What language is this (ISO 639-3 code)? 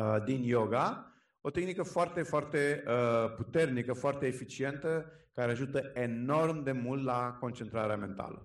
ron